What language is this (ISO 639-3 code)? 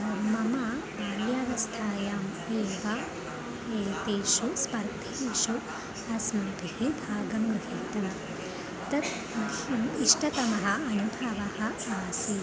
san